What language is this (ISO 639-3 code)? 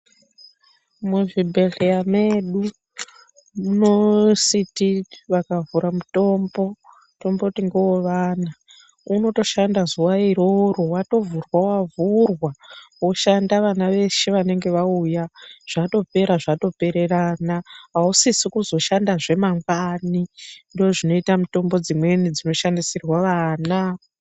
ndc